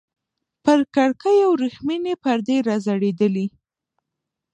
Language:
Pashto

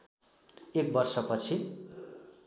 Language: Nepali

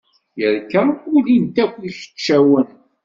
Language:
Kabyle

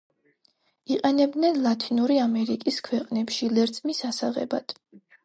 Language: Georgian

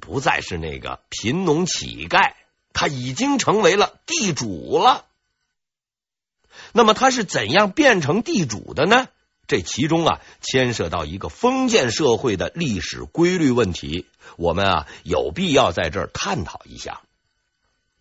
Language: Chinese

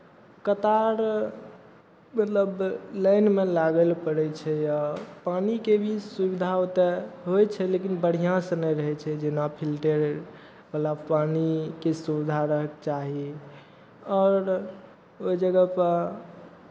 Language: Maithili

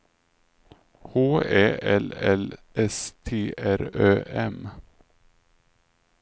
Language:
Swedish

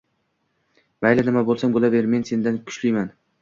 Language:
Uzbek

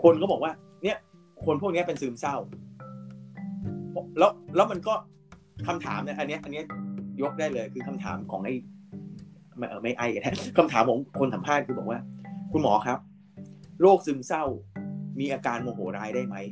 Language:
Thai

